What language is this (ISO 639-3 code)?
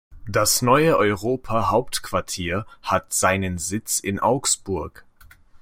deu